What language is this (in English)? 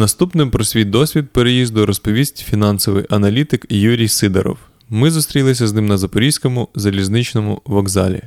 Ukrainian